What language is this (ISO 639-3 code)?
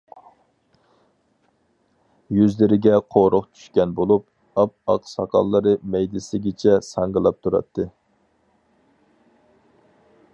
uig